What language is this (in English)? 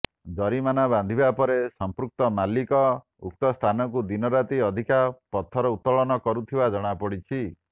Odia